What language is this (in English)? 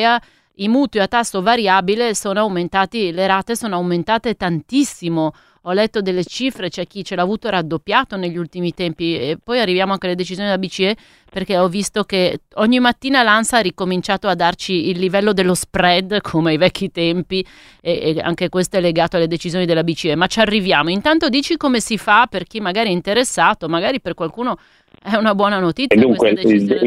Italian